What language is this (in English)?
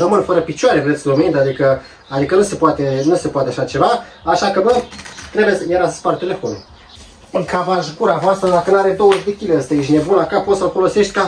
Romanian